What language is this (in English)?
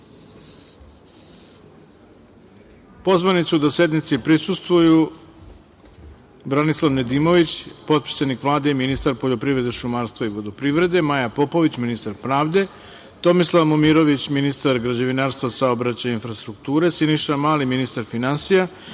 Serbian